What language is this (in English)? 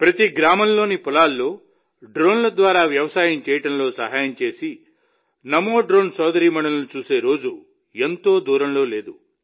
Telugu